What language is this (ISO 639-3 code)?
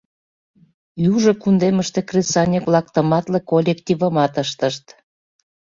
chm